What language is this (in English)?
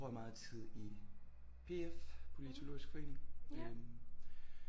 Danish